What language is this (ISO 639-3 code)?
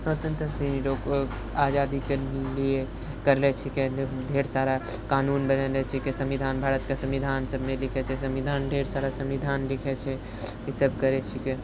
mai